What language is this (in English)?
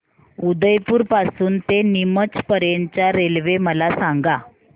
Marathi